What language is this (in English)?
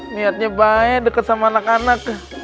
Indonesian